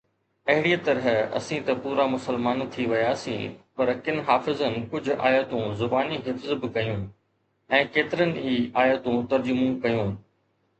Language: Sindhi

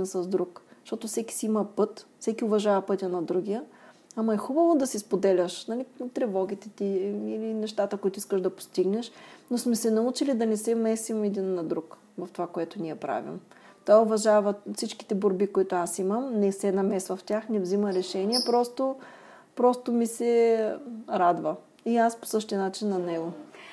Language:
Bulgarian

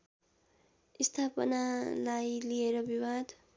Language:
Nepali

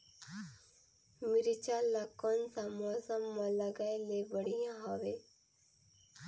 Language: Chhattisgarhi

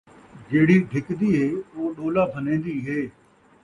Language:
Saraiki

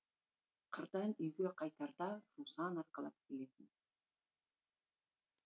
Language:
Kazakh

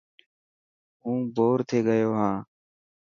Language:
Dhatki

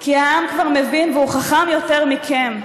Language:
Hebrew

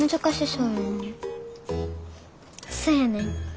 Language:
Japanese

